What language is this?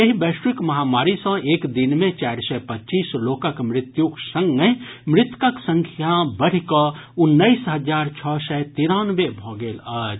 Maithili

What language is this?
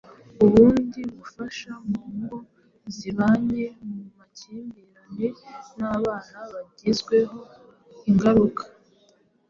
Kinyarwanda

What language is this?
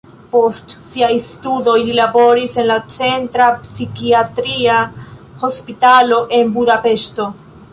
Esperanto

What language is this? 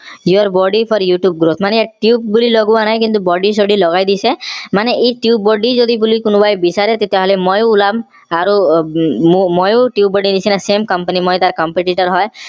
Assamese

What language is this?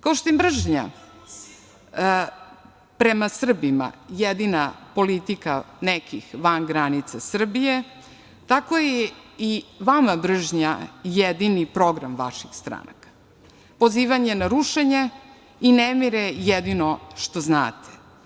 Serbian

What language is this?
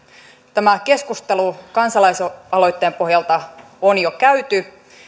Finnish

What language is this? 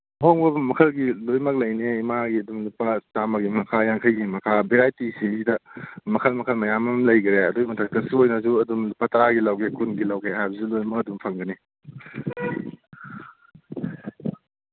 Manipuri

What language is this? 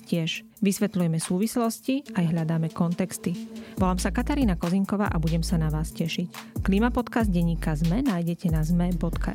Slovak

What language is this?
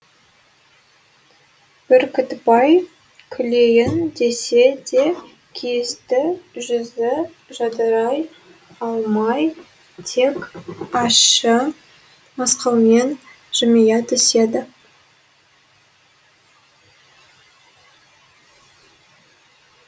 Kazakh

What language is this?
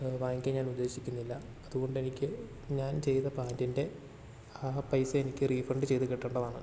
Malayalam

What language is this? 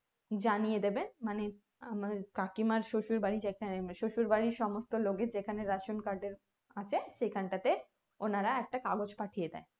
Bangla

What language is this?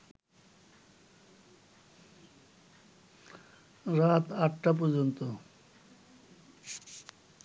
Bangla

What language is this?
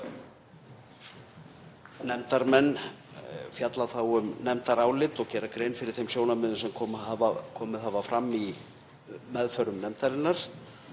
Icelandic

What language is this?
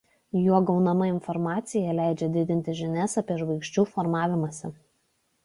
Lithuanian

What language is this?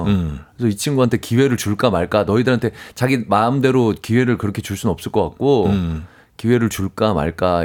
Korean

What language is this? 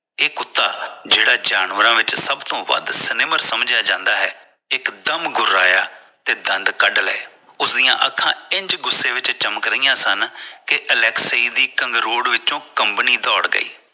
Punjabi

